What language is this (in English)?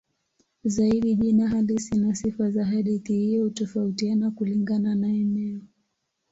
Swahili